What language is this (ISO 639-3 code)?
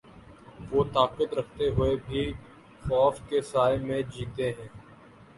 urd